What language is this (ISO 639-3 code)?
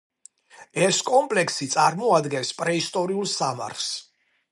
kat